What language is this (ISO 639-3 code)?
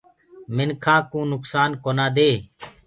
ggg